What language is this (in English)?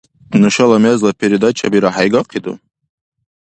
Dargwa